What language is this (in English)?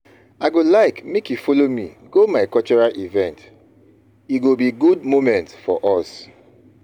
Nigerian Pidgin